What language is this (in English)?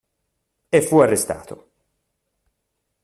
Italian